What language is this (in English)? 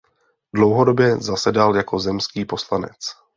Czech